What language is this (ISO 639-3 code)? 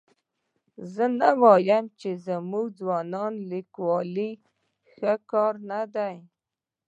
pus